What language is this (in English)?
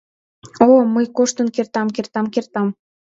Mari